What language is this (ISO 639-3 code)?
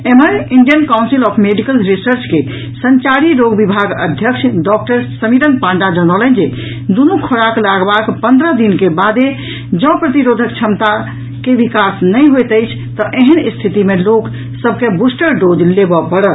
mai